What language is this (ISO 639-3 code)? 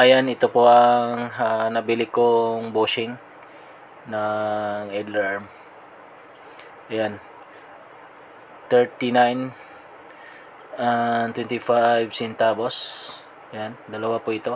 fil